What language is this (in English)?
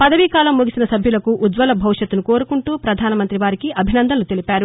Telugu